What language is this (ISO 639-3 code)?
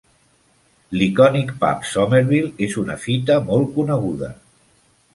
cat